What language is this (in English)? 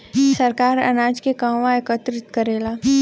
Bhojpuri